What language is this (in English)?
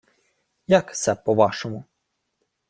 Ukrainian